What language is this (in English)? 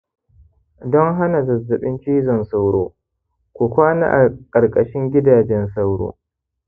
Hausa